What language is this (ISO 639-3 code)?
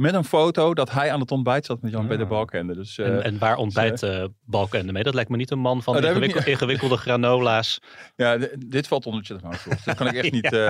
nld